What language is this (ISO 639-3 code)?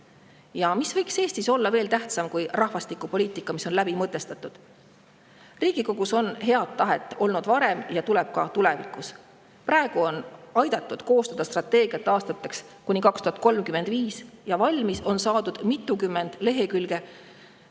est